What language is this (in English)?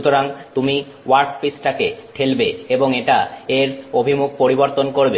Bangla